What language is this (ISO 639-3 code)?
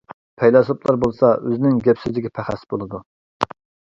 uig